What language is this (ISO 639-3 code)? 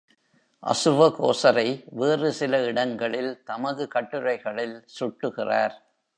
tam